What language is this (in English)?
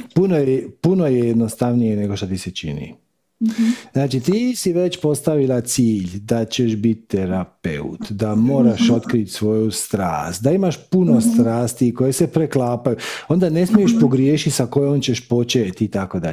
Croatian